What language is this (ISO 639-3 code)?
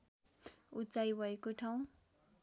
nep